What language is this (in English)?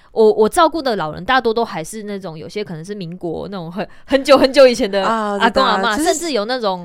Chinese